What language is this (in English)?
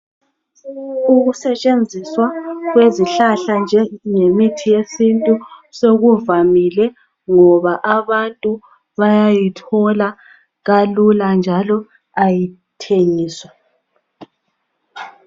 North Ndebele